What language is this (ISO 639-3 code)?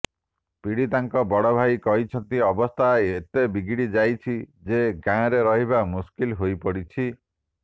ori